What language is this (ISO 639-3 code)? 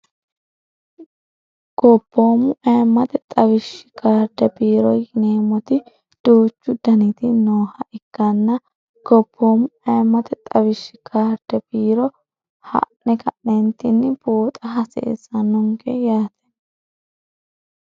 sid